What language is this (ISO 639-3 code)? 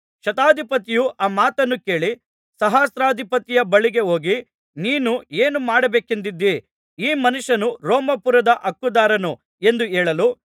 kan